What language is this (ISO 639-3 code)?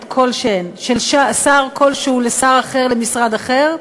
heb